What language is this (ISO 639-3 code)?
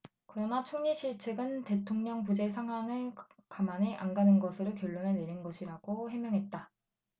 kor